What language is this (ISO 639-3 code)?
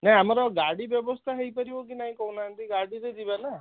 ori